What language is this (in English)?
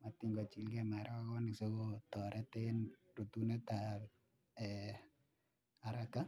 Kalenjin